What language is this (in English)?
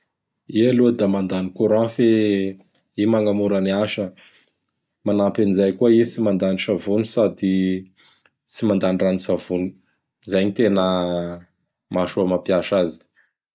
Bara Malagasy